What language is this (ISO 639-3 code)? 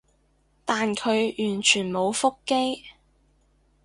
yue